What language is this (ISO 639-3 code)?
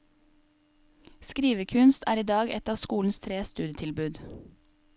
nor